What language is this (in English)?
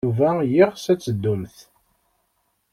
Kabyle